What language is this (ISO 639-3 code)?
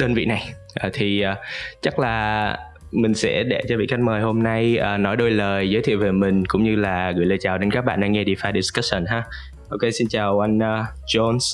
vie